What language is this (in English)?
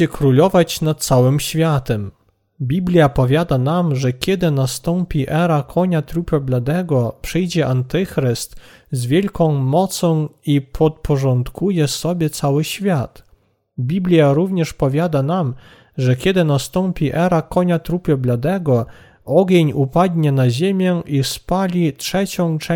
Polish